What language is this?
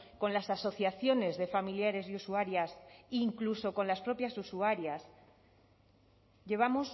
Spanish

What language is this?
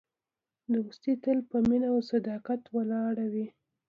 Pashto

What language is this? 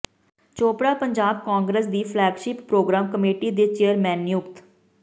Punjabi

